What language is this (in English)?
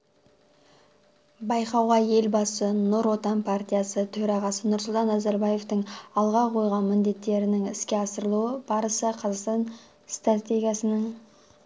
Kazakh